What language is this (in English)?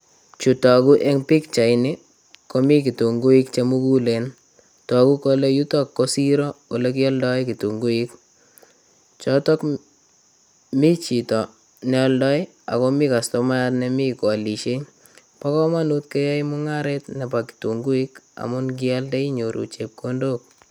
Kalenjin